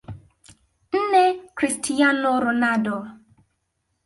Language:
Swahili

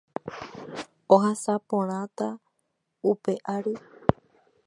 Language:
Guarani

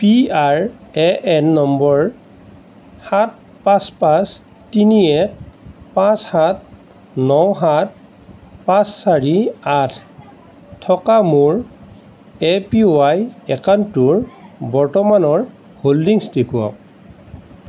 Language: Assamese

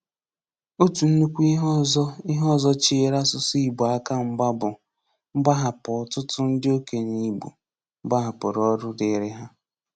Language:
Igbo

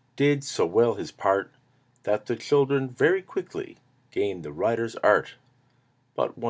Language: English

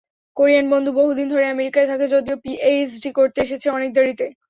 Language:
Bangla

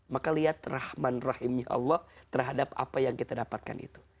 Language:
Indonesian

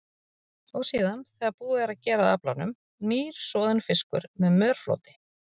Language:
Icelandic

